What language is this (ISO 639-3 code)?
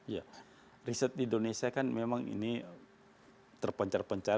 ind